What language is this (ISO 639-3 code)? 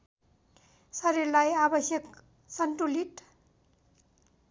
nep